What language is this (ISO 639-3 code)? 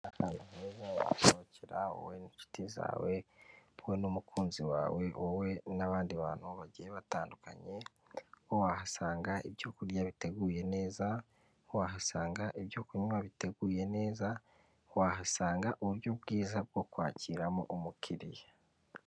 kin